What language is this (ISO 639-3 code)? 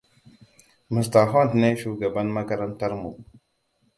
hau